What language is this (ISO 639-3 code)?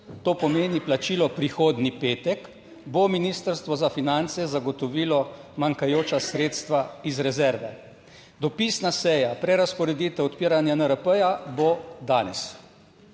slv